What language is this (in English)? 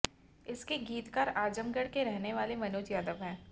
Hindi